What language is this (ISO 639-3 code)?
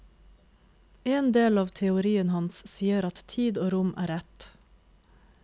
nor